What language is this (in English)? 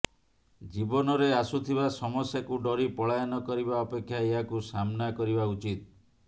Odia